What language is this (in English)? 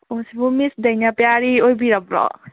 Manipuri